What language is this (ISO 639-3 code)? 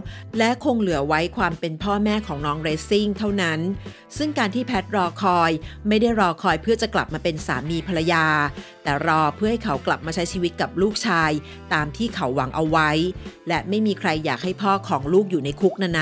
tha